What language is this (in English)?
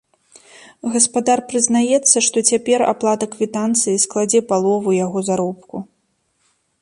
Belarusian